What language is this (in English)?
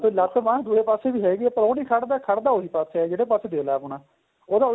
Punjabi